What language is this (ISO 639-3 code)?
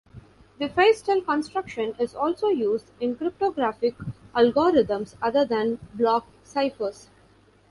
eng